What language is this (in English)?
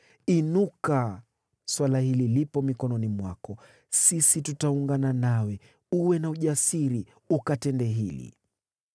Swahili